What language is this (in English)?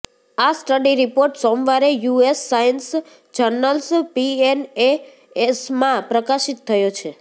Gujarati